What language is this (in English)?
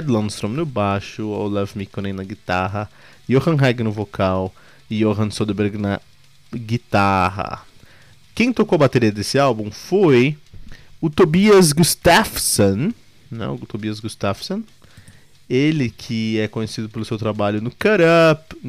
Portuguese